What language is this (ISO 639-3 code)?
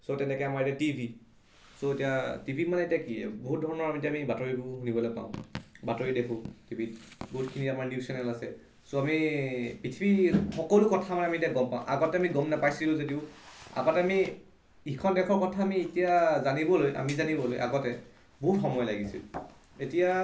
asm